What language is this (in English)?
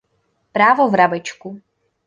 Czech